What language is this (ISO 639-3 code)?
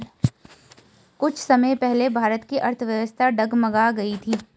hin